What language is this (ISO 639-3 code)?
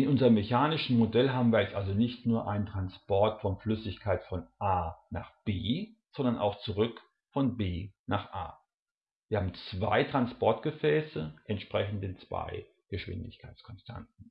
deu